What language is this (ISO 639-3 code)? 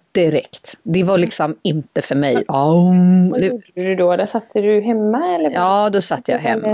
swe